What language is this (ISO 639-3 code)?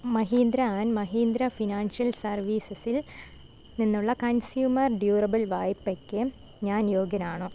mal